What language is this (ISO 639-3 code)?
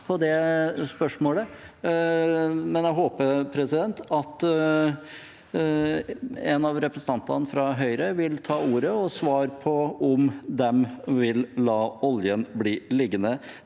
nor